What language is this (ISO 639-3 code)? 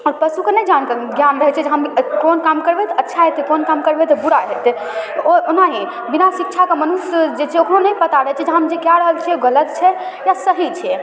mai